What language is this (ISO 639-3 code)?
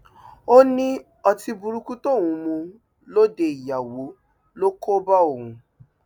yor